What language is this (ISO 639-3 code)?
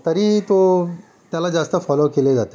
mar